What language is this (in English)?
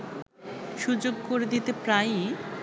Bangla